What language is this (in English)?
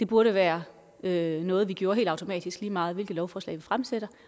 Danish